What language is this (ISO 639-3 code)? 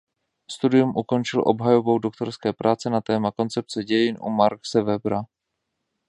ces